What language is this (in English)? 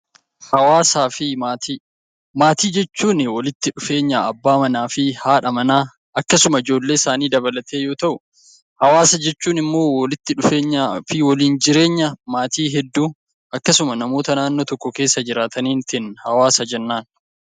Oromo